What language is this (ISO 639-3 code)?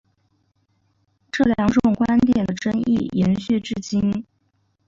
zho